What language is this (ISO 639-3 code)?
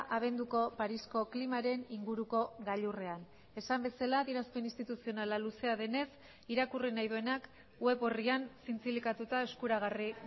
eus